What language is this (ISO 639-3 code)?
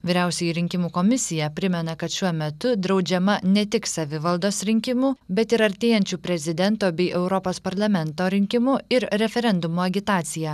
lit